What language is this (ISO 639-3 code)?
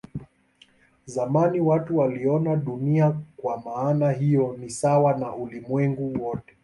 swa